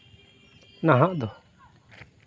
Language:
Santali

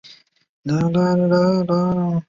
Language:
Chinese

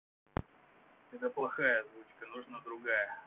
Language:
Russian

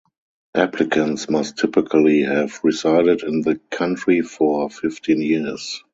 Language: English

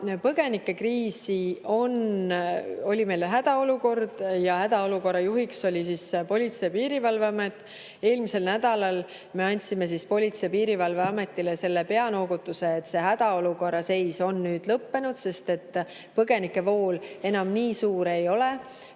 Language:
Estonian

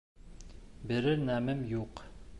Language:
Bashkir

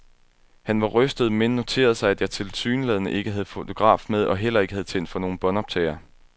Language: Danish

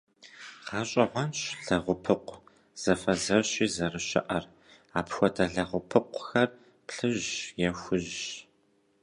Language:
Kabardian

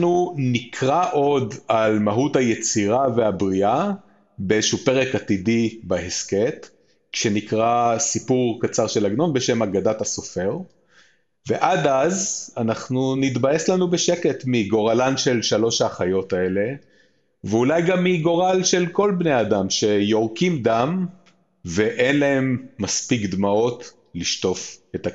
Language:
Hebrew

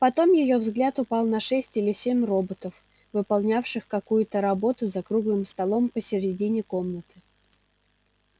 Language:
Russian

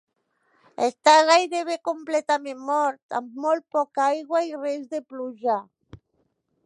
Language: Catalan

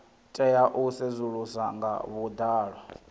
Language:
Venda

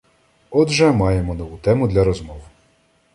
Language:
Ukrainian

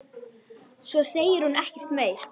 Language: Icelandic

